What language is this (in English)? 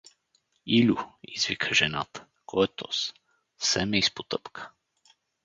Bulgarian